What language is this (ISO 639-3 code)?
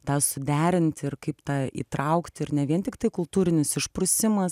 lit